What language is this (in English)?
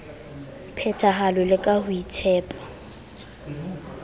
Southern Sotho